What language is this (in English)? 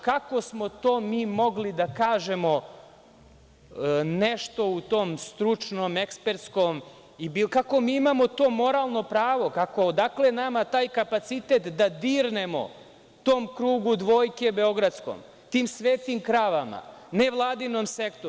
Serbian